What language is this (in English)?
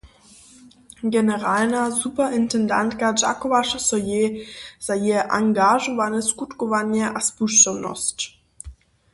Upper Sorbian